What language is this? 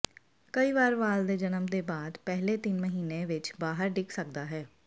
Punjabi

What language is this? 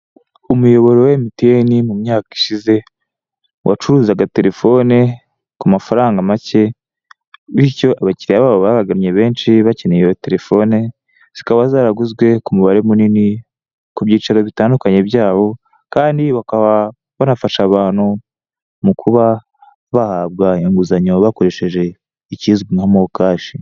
Kinyarwanda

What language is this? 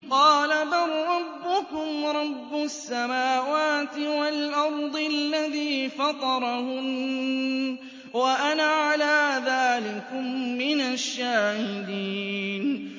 Arabic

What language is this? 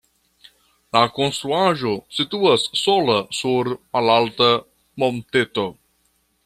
Esperanto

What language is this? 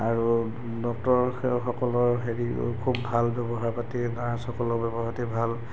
Assamese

